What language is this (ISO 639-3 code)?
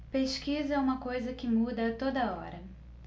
por